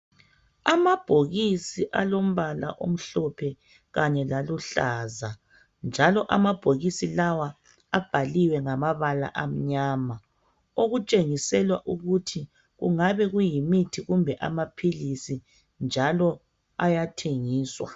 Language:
North Ndebele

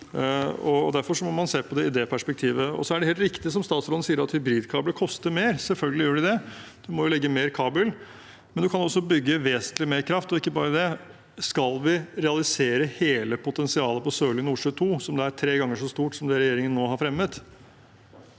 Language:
Norwegian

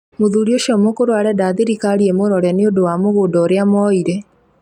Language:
Kikuyu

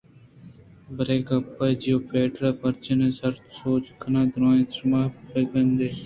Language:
Eastern Balochi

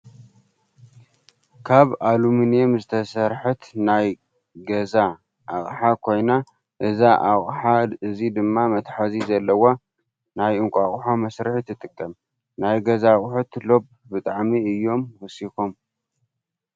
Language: Tigrinya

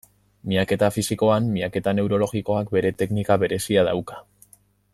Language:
Basque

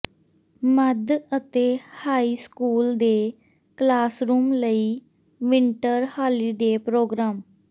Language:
Punjabi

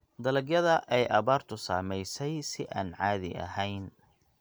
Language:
Somali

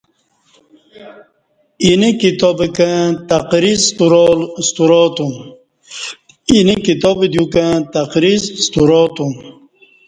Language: Kati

